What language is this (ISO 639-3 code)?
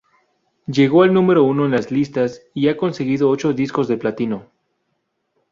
spa